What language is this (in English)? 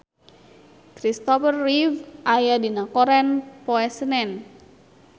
Sundanese